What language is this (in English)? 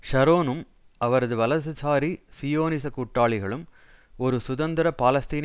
Tamil